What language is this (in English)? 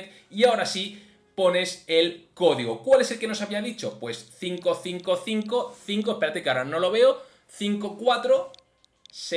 Spanish